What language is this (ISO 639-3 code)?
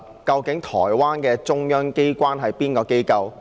yue